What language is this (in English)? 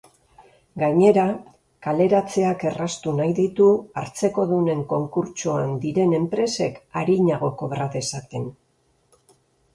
Basque